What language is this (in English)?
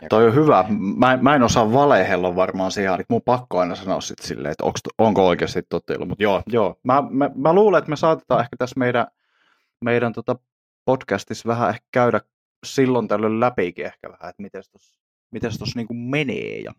Finnish